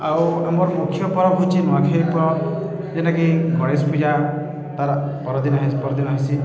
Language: Odia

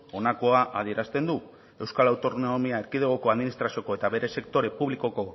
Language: Basque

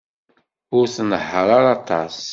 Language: Kabyle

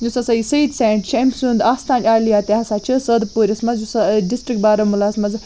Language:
Kashmiri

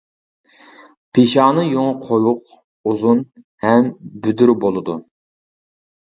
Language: Uyghur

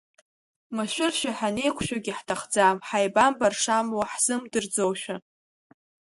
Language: Abkhazian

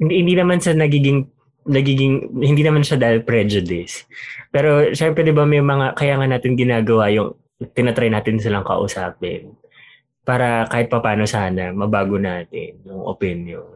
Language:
Filipino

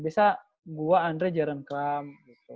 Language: Indonesian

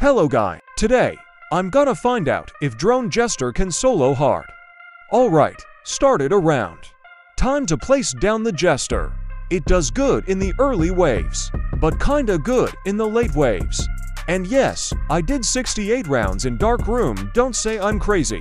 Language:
English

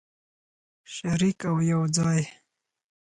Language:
Pashto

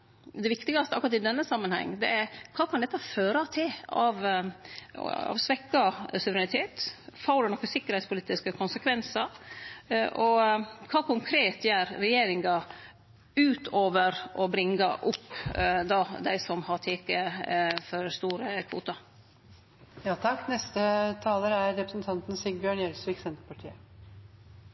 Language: Norwegian Nynorsk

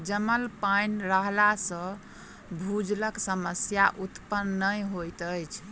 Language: Maithili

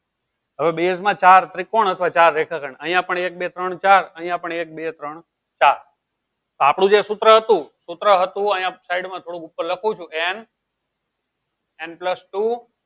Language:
Gujarati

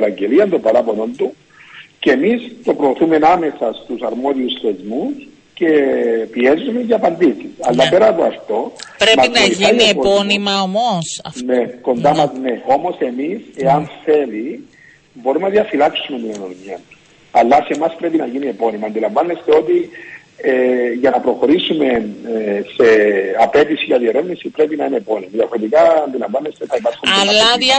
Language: Greek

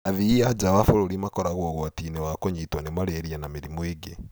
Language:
Kikuyu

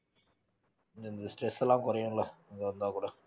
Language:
Tamil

